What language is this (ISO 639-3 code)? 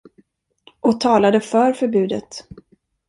swe